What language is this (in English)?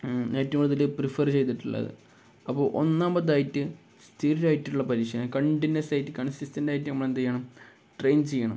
Malayalam